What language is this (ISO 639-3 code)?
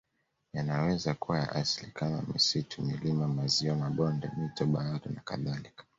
swa